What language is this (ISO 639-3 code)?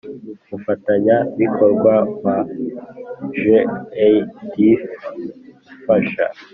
kin